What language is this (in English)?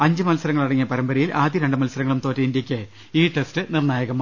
Malayalam